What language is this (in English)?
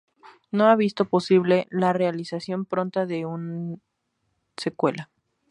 Spanish